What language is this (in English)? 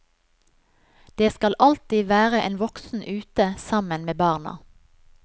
Norwegian